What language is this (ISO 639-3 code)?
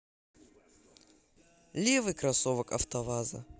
rus